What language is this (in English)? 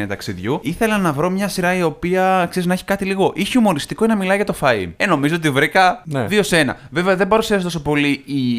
Greek